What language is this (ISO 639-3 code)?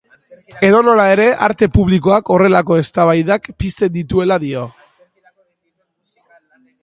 eus